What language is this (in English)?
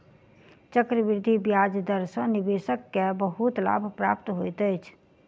Maithili